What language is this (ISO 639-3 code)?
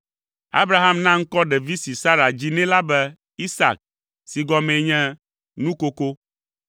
ewe